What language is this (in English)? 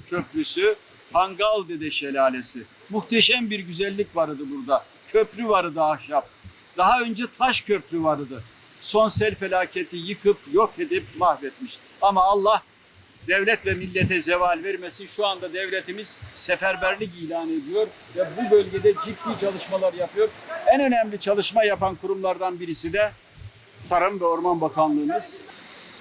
Turkish